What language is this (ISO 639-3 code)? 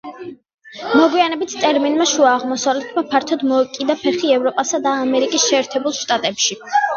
kat